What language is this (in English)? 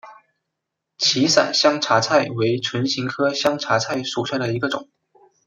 Chinese